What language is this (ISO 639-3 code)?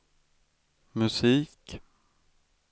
swe